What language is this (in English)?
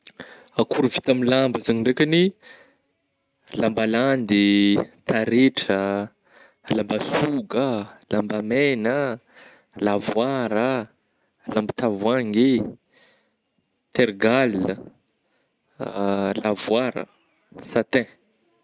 Northern Betsimisaraka Malagasy